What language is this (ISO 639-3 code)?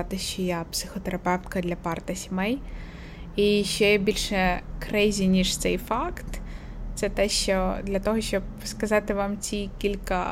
ukr